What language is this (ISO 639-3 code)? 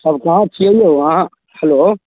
mai